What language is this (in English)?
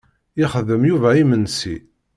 Kabyle